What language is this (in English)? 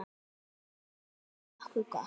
Icelandic